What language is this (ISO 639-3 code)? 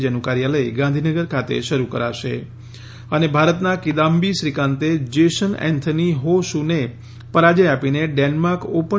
guj